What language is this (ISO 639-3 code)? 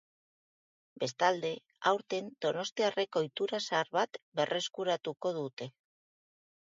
eus